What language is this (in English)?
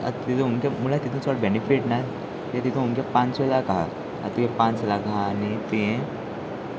Konkani